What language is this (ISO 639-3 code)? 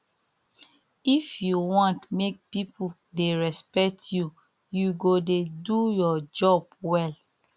pcm